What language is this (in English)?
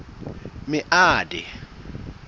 Southern Sotho